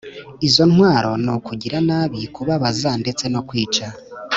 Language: Kinyarwanda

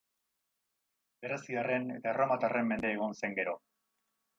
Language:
Basque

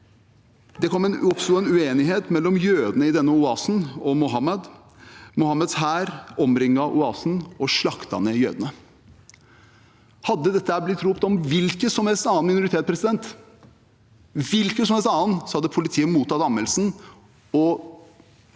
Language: Norwegian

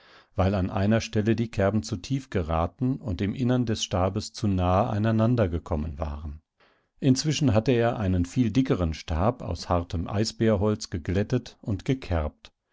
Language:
German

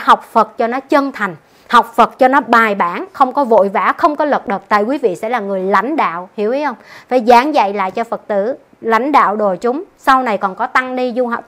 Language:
Vietnamese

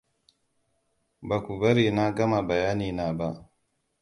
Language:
Hausa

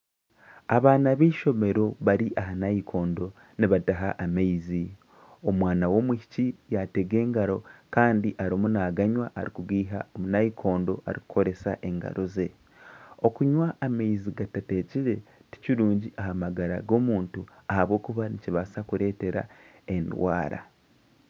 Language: Nyankole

